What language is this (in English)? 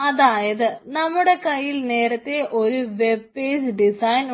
Malayalam